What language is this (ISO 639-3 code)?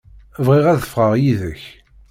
kab